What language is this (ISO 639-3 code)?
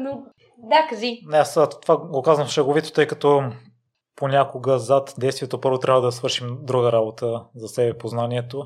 bul